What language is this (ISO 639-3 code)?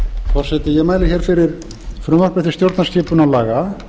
isl